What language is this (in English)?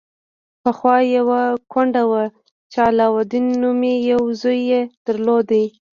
Pashto